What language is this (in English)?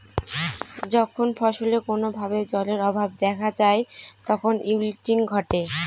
Bangla